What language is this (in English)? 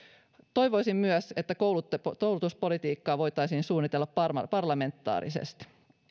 Finnish